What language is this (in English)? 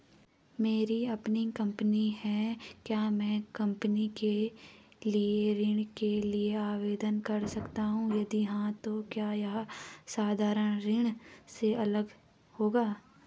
Hindi